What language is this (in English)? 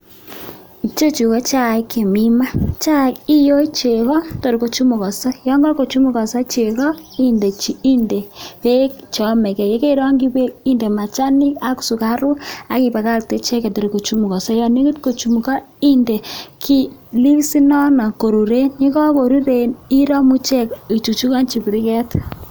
Kalenjin